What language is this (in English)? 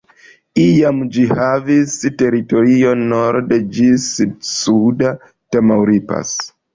Esperanto